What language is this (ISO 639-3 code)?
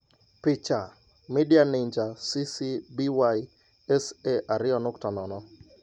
luo